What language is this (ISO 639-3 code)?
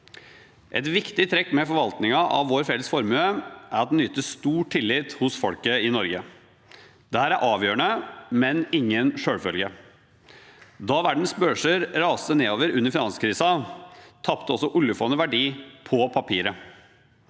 nor